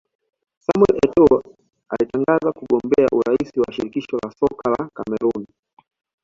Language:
Swahili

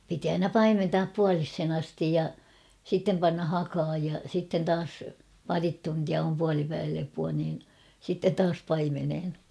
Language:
Finnish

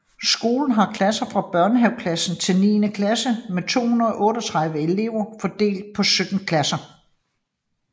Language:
Danish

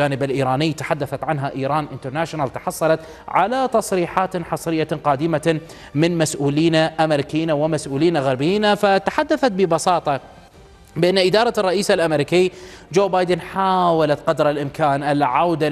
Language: Arabic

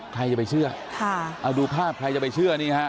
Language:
Thai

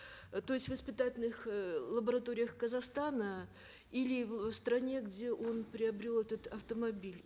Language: Kazakh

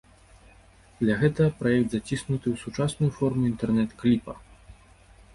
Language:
Belarusian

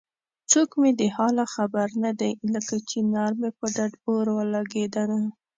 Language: Pashto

